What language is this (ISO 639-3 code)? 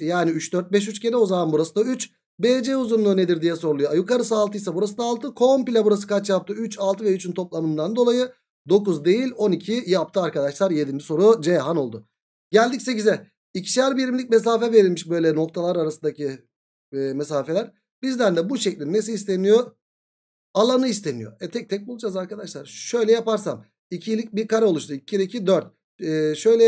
tur